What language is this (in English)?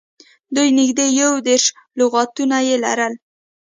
Pashto